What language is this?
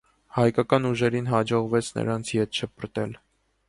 Armenian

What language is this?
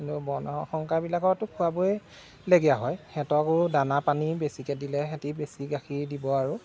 Assamese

